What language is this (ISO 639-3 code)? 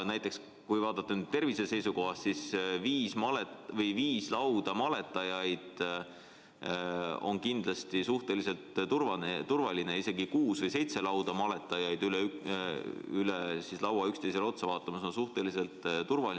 est